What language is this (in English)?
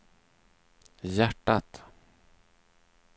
Swedish